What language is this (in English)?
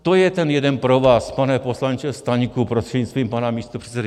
Czech